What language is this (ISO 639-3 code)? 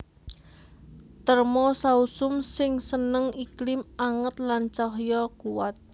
jav